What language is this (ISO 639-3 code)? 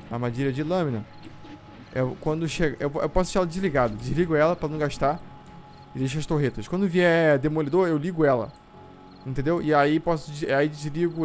por